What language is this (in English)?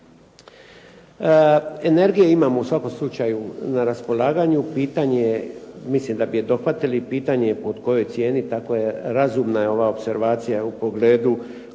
Croatian